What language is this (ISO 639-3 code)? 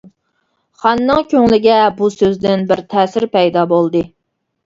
uig